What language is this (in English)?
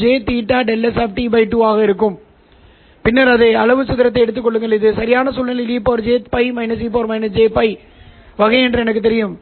Tamil